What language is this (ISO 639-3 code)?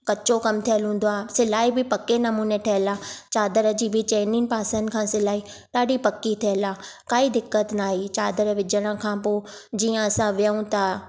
snd